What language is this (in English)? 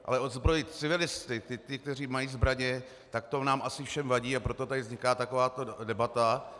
Czech